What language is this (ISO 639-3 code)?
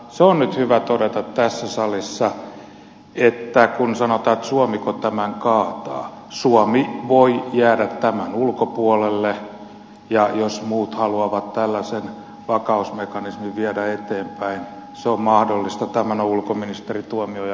fin